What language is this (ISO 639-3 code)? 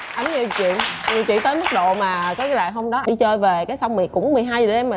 vie